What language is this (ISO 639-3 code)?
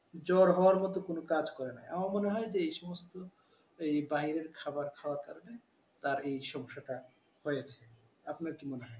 ben